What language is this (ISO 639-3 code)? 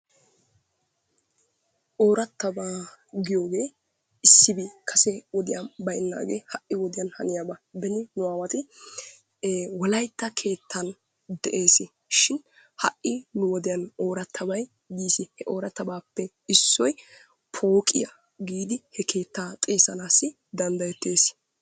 wal